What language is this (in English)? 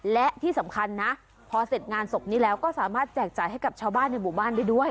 Thai